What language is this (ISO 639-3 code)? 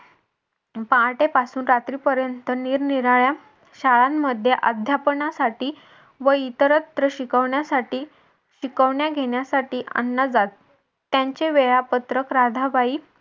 mar